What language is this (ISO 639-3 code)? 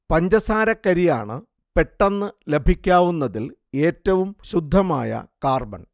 mal